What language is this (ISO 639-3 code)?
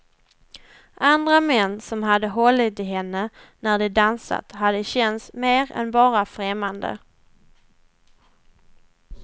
swe